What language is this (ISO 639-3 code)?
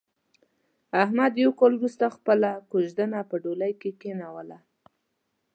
pus